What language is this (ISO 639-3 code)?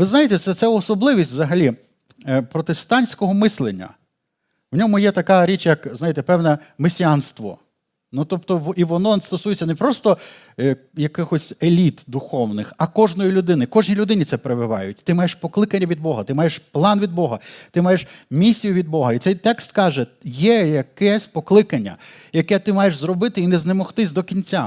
ukr